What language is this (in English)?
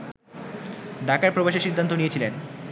Bangla